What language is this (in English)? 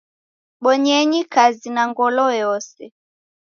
Taita